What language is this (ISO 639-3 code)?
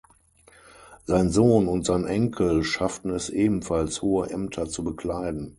deu